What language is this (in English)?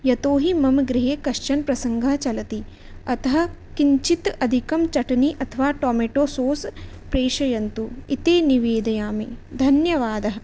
Sanskrit